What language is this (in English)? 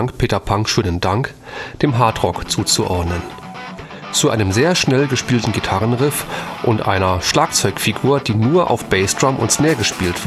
German